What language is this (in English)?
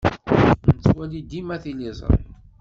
Kabyle